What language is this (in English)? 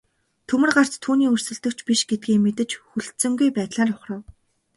Mongolian